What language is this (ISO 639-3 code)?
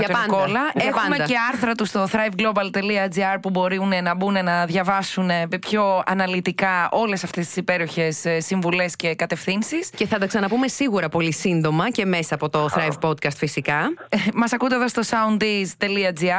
ell